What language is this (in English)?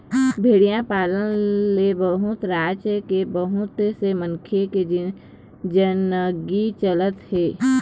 Chhattisgarhi